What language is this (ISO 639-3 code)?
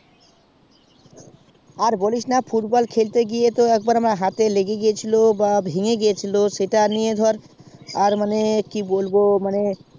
ben